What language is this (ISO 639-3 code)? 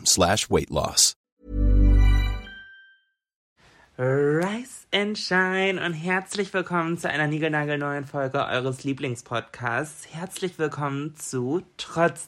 deu